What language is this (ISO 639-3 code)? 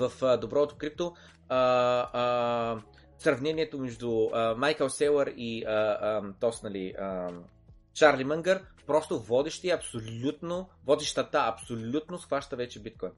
bul